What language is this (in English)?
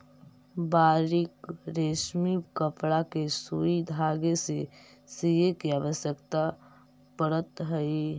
Magahi